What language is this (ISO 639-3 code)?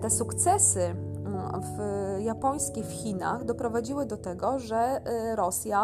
pol